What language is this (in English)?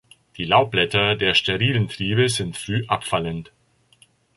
German